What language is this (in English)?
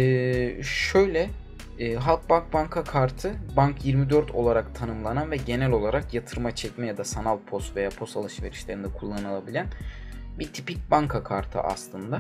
Turkish